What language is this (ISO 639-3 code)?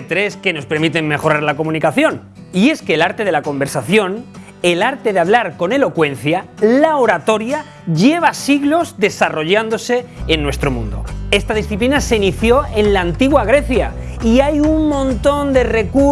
spa